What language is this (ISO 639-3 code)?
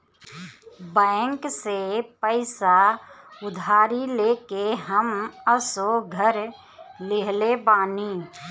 bho